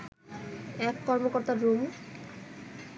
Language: Bangla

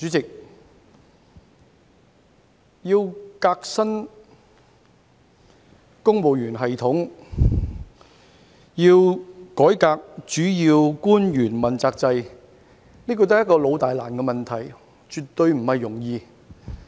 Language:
Cantonese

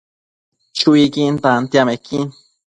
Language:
Matsés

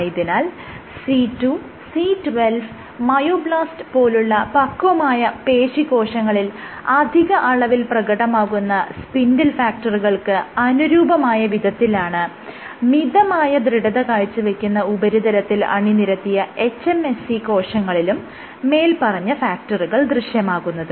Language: Malayalam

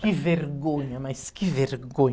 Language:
Portuguese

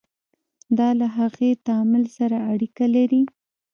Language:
Pashto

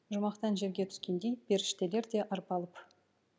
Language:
Kazakh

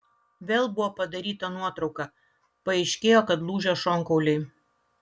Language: Lithuanian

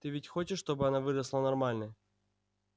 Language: Russian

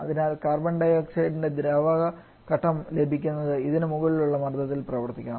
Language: Malayalam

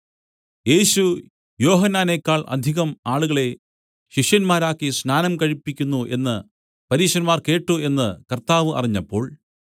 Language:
Malayalam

